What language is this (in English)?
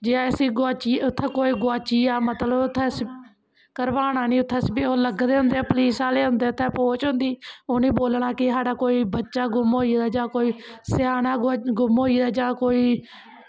Dogri